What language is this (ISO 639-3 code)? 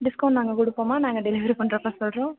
tam